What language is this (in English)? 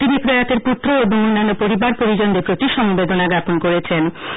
Bangla